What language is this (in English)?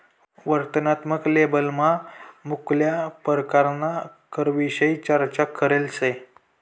Marathi